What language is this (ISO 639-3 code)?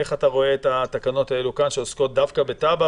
heb